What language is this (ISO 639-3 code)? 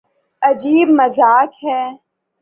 urd